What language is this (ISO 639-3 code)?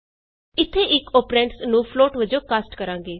pan